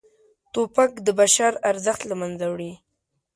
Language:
Pashto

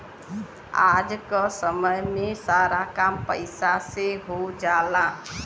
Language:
Bhojpuri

